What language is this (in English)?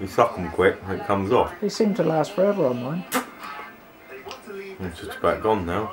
English